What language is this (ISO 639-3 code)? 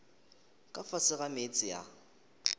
nso